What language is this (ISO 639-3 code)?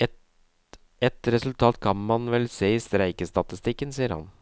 nor